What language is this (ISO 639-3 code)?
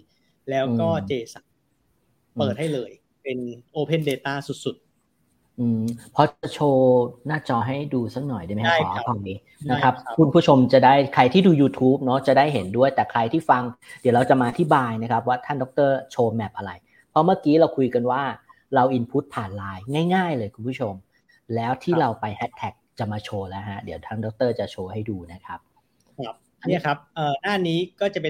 tha